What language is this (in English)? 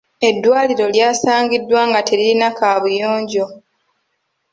Ganda